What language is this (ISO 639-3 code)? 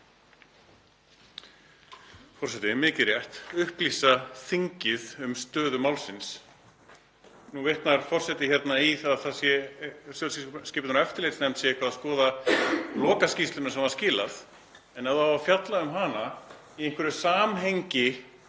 isl